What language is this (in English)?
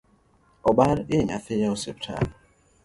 Luo (Kenya and Tanzania)